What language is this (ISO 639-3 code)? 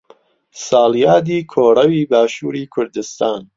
ckb